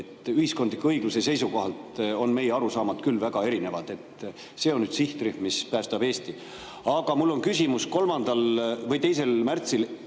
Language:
Estonian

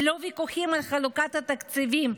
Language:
Hebrew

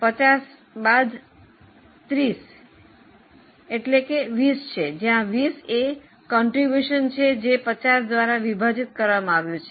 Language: Gujarati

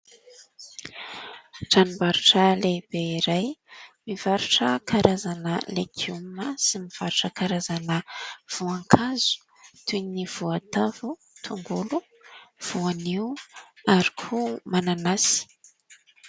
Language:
Malagasy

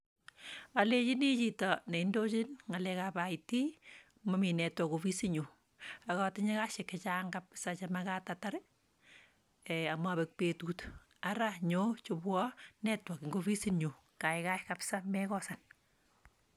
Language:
Kalenjin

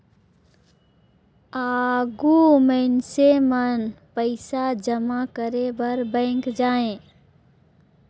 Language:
Chhattisgarhi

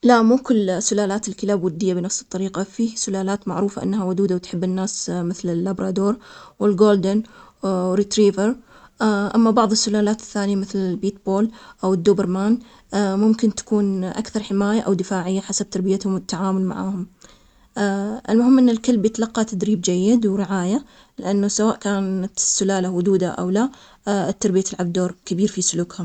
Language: Omani Arabic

